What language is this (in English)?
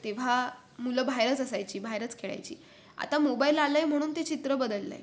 Marathi